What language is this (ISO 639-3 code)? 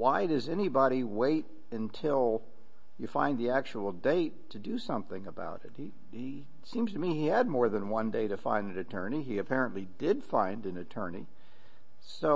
eng